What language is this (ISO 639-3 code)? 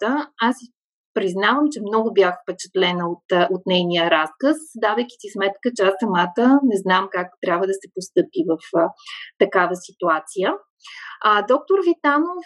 bul